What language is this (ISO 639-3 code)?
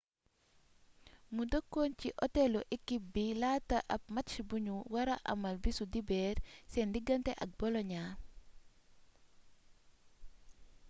wol